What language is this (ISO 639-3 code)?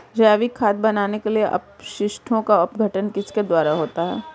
hin